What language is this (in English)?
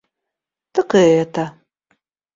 Russian